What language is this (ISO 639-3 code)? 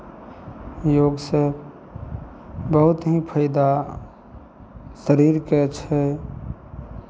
mai